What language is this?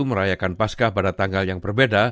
Indonesian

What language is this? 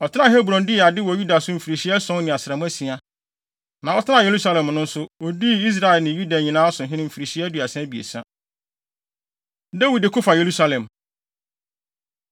Akan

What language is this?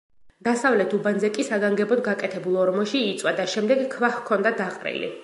Georgian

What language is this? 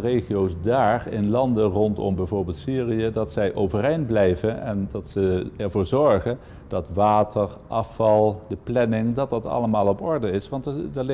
Dutch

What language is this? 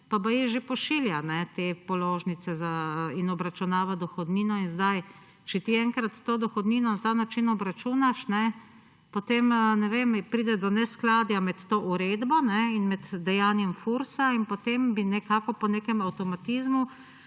Slovenian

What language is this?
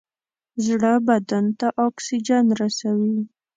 Pashto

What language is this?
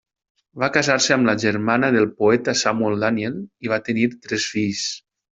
Catalan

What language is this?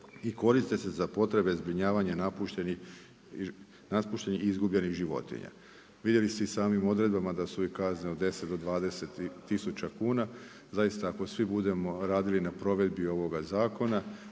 Croatian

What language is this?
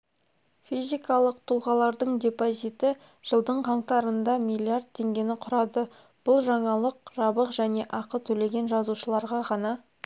Kazakh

